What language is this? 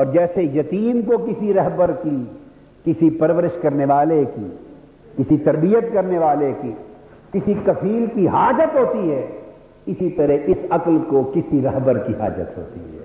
Urdu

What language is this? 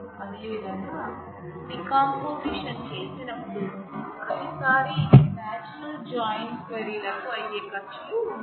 Telugu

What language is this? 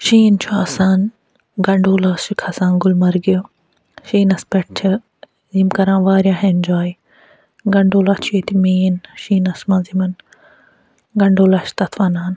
Kashmiri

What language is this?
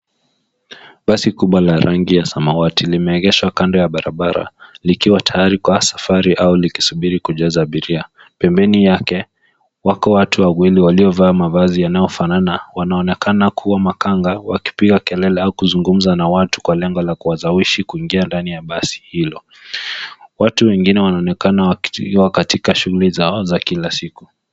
Swahili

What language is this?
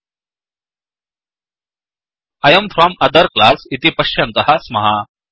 Sanskrit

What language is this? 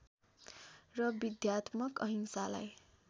Nepali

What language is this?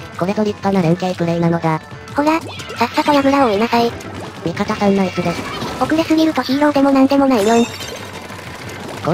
Japanese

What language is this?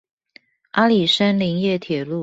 Chinese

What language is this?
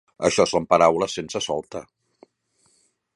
Catalan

